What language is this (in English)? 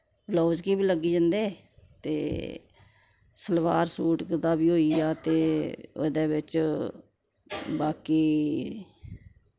Dogri